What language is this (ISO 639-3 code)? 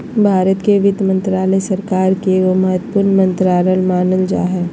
mag